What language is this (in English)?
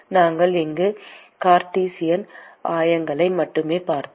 Tamil